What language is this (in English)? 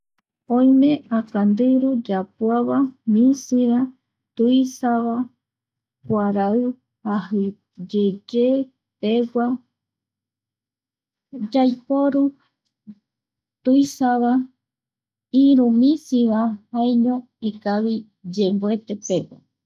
Eastern Bolivian Guaraní